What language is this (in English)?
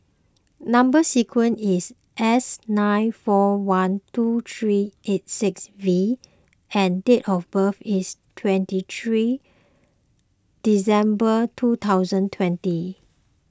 English